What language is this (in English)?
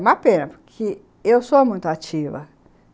Portuguese